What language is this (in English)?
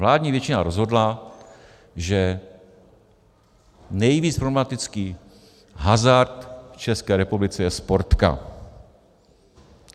Czech